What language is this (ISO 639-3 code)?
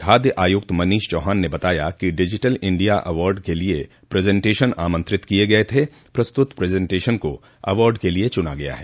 hin